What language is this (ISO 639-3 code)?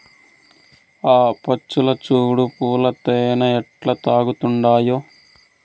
tel